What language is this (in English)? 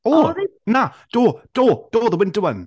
Welsh